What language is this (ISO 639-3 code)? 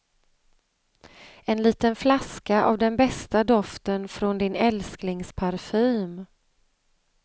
swe